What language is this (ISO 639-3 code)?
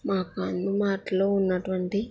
tel